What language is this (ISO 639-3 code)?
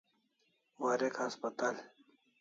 kls